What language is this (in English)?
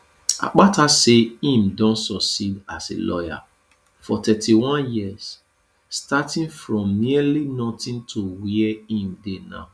Nigerian Pidgin